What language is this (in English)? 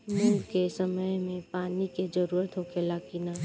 Bhojpuri